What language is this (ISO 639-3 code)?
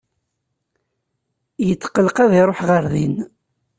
kab